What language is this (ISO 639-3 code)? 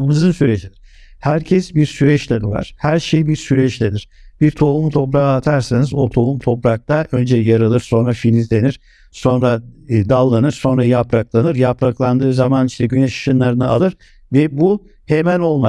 tur